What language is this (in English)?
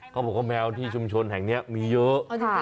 Thai